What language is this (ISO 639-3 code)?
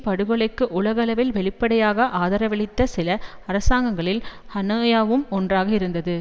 tam